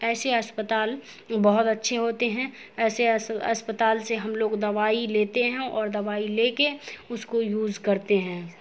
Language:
Urdu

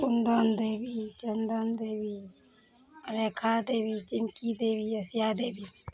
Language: Maithili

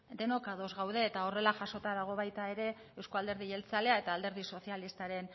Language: Basque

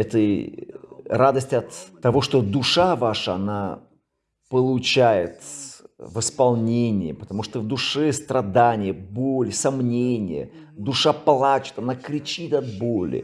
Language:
Russian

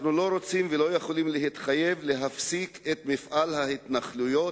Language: Hebrew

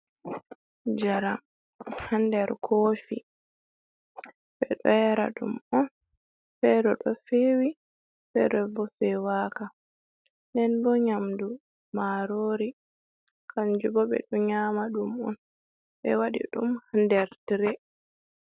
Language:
Fula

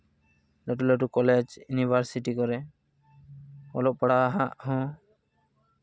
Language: Santali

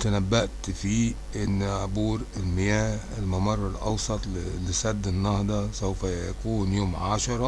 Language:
Arabic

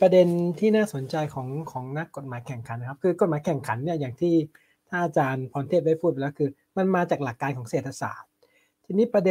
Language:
Thai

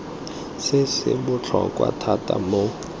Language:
Tswana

